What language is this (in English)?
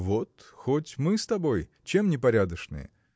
Russian